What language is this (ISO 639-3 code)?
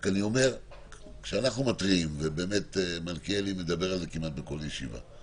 heb